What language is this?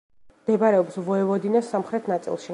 Georgian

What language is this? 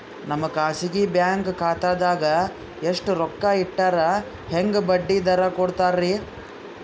Kannada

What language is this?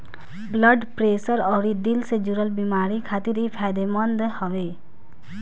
Bhojpuri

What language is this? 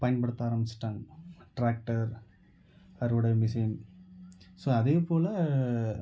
Tamil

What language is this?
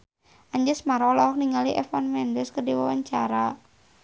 Sundanese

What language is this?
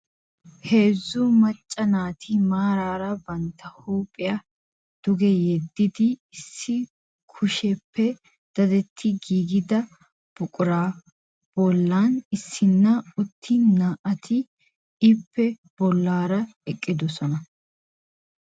Wolaytta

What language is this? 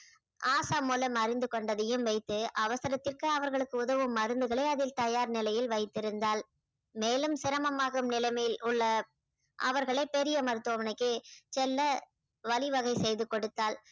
Tamil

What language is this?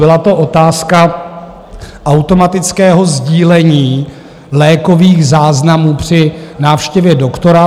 Czech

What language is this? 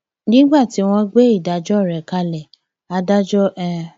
Yoruba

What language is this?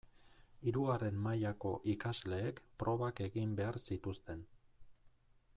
Basque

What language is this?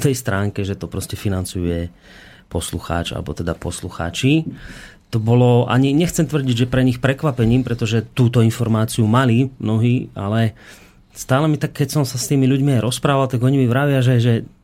Slovak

